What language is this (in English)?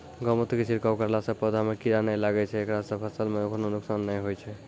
Maithili